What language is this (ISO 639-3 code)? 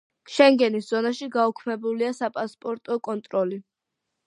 kat